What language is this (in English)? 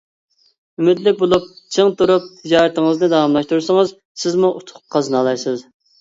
Uyghur